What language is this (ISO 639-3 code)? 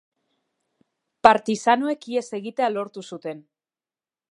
eus